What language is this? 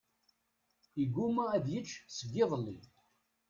Kabyle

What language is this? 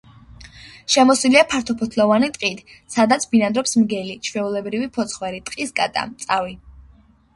Georgian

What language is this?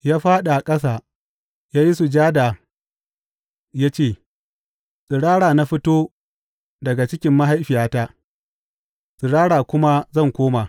Hausa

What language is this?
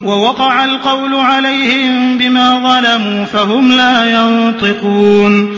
Arabic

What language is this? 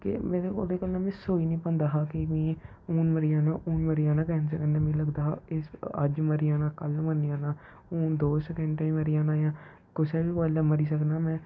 Dogri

